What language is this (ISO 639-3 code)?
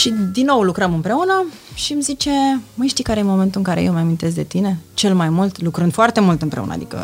ron